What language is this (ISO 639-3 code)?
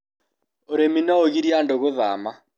kik